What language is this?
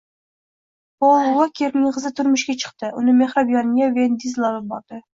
Uzbek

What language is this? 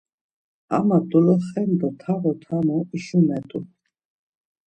Laz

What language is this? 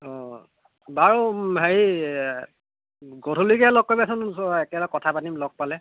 Assamese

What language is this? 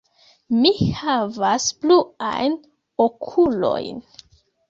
Esperanto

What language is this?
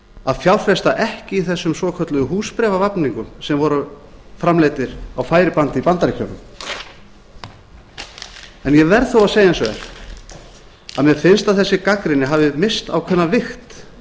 Icelandic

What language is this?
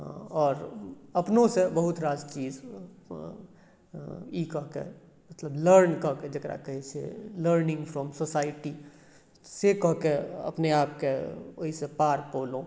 Maithili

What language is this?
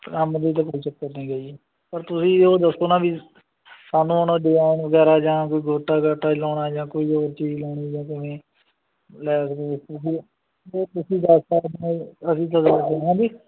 Punjabi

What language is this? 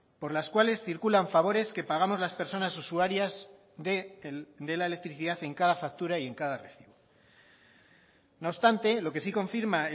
Spanish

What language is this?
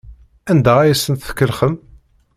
Kabyle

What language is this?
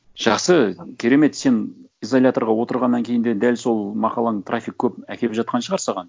Kazakh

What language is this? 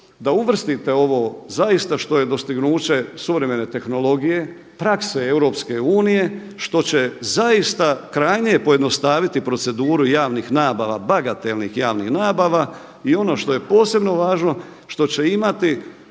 Croatian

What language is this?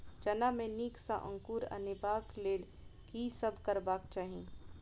Maithili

